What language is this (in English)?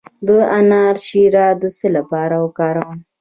Pashto